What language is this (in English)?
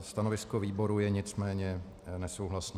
Czech